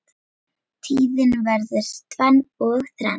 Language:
Icelandic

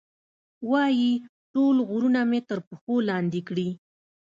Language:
Pashto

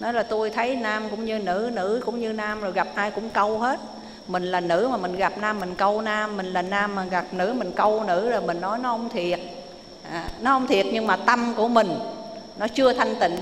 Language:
Vietnamese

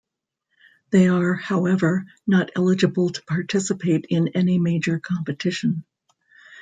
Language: English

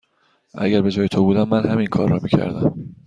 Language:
Persian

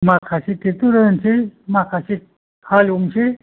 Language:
Bodo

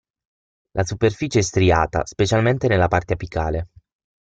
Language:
Italian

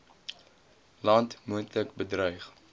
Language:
Afrikaans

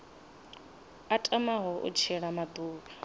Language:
Venda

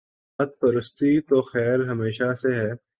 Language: Urdu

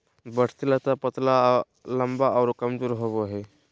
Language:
Magahi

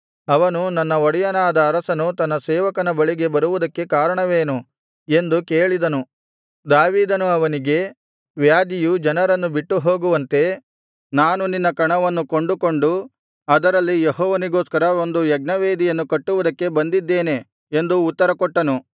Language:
Kannada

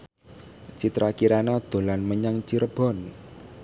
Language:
Javanese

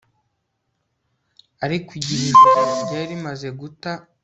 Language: Kinyarwanda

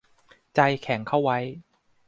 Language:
Thai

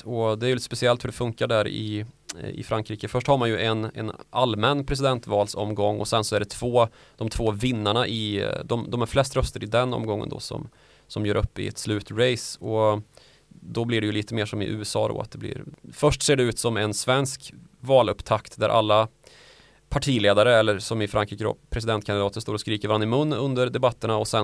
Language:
Swedish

